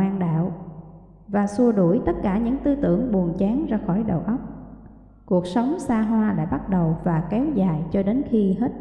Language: Vietnamese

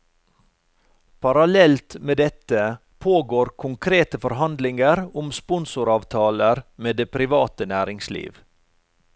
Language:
Norwegian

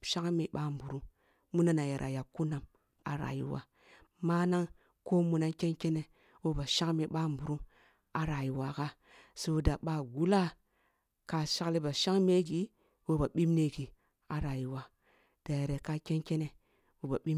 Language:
Kulung (Nigeria)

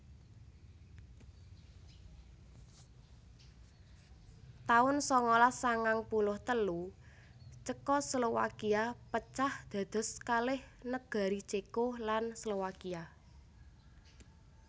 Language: Javanese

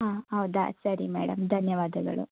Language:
Kannada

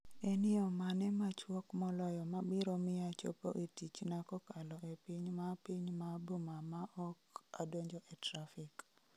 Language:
Luo (Kenya and Tanzania)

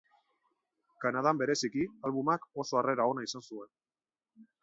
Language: Basque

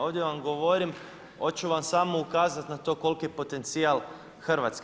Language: Croatian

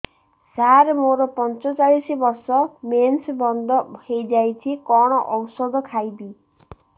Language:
Odia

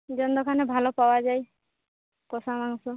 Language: Bangla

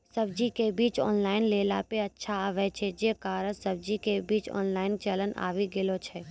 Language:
Maithili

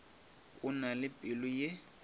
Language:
Northern Sotho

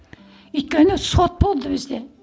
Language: Kazakh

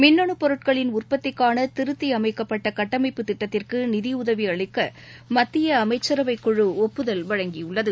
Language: Tamil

